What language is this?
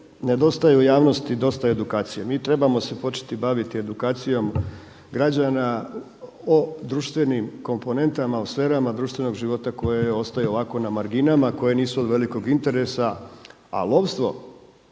Croatian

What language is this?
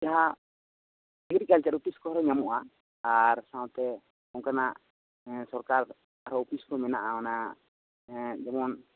Santali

